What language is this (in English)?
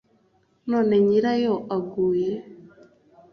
Kinyarwanda